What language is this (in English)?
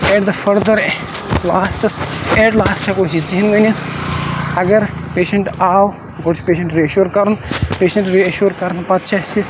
Kashmiri